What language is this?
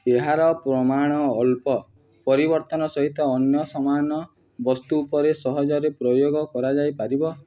Odia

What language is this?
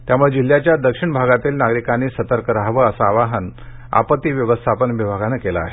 Marathi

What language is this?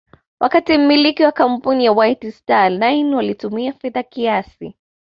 Swahili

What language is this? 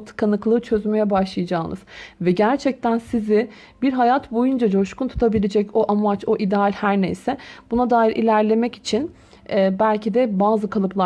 Turkish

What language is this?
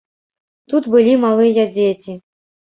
Belarusian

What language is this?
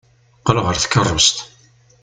Kabyle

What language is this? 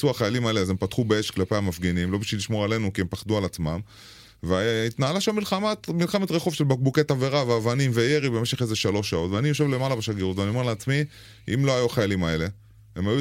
Hebrew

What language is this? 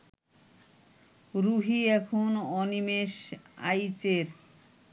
Bangla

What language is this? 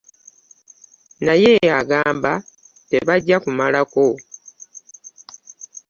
Ganda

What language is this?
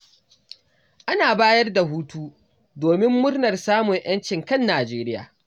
Hausa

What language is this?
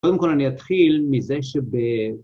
Hebrew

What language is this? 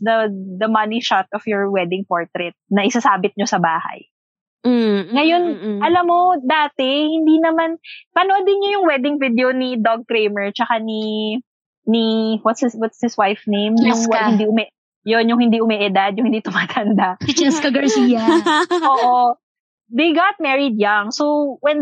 Filipino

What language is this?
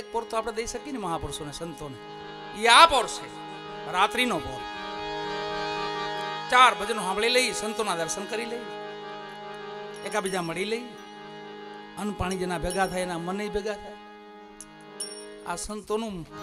Arabic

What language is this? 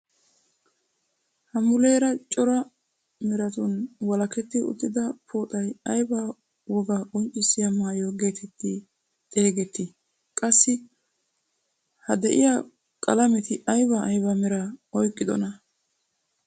Wolaytta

